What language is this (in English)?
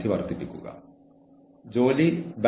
Malayalam